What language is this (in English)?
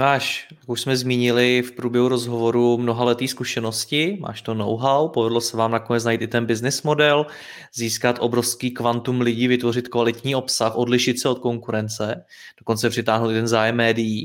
Czech